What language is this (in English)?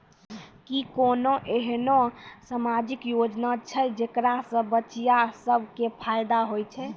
Maithili